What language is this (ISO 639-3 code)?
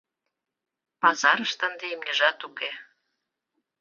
chm